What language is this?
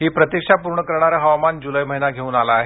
Marathi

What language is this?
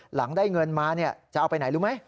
Thai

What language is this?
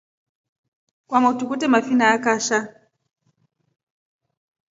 Rombo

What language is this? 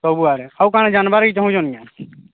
Odia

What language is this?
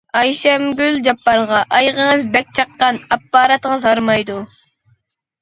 Uyghur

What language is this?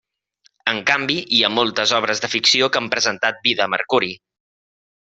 Catalan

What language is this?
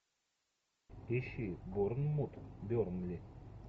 Russian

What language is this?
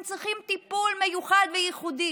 Hebrew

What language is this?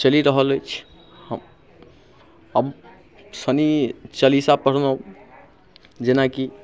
Maithili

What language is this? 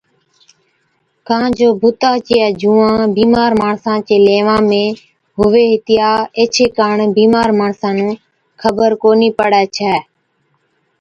Od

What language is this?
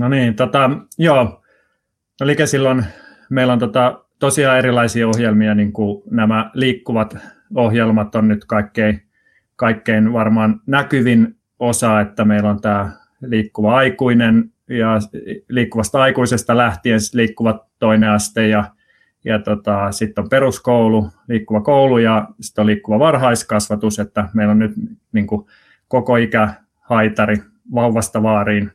Finnish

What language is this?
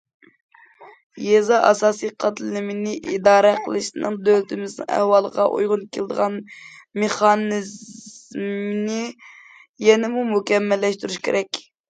Uyghur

